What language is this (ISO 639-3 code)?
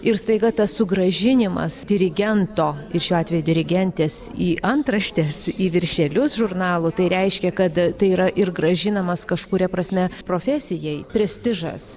lit